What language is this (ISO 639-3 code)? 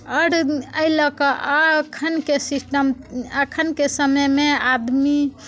mai